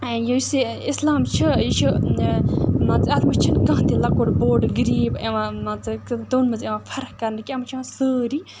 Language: Kashmiri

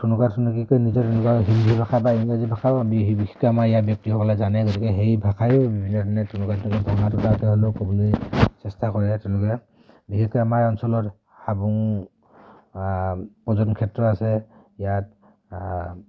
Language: Assamese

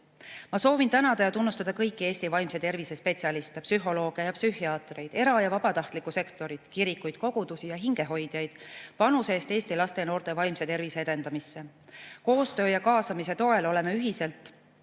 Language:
Estonian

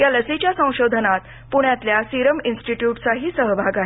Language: Marathi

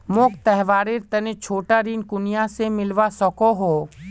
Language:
Magahi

